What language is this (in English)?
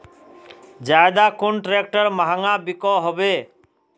Magahi